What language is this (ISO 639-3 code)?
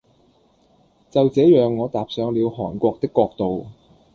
yue